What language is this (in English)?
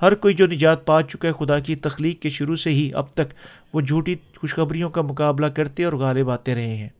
Urdu